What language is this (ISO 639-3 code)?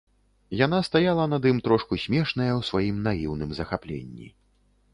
bel